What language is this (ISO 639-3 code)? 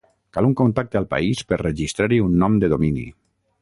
cat